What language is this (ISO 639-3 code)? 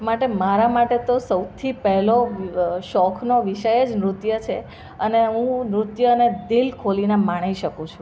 guj